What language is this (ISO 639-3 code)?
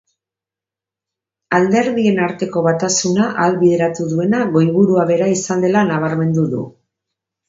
eus